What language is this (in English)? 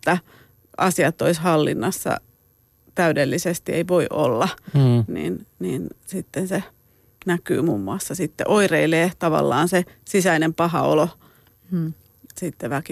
Finnish